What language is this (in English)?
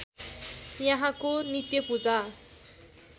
Nepali